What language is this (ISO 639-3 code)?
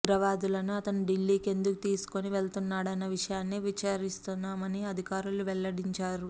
tel